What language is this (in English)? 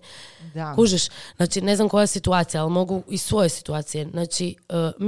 Croatian